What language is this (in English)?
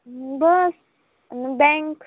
Marathi